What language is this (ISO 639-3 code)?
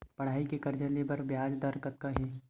hne